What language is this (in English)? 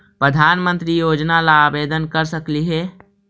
Magahi